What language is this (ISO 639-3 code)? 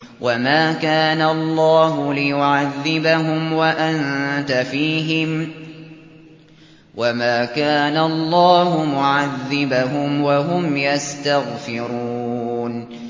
ara